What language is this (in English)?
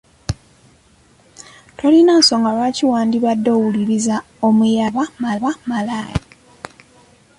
Ganda